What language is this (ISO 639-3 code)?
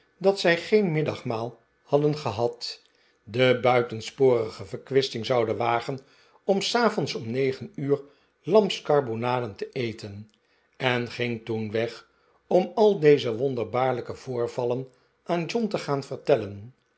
nld